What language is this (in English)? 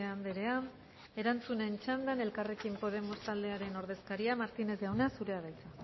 Basque